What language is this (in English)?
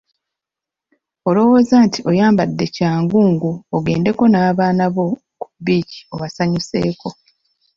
Ganda